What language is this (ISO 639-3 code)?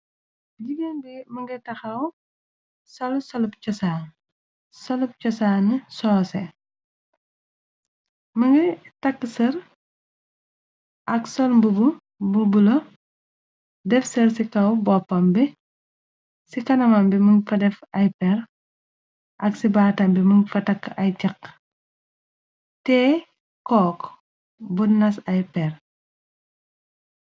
wol